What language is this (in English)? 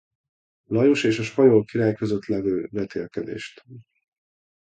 Hungarian